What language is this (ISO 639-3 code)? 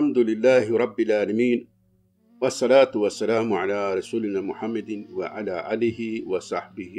tur